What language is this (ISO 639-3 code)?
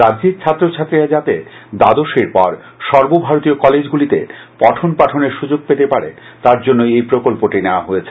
ben